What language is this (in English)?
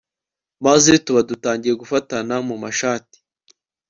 Kinyarwanda